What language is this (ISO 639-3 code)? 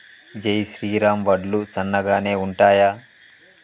tel